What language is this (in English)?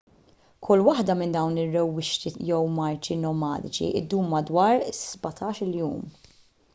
Maltese